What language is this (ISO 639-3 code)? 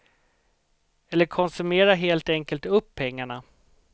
swe